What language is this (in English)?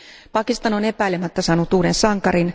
Finnish